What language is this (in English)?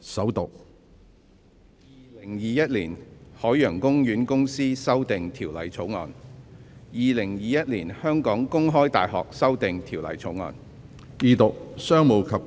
Cantonese